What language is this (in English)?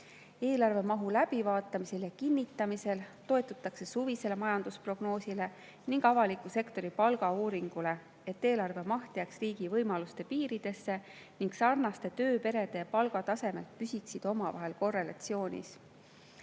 Estonian